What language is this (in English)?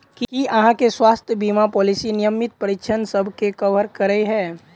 Maithili